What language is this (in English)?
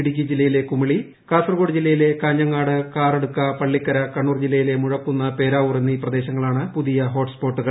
Malayalam